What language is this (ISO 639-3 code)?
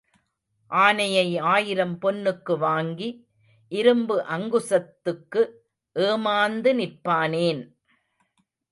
tam